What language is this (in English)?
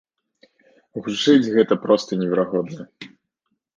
Belarusian